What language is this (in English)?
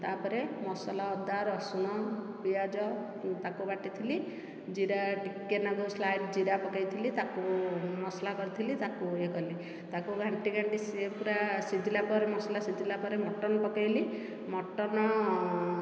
Odia